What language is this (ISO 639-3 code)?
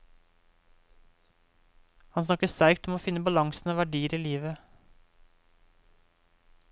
nor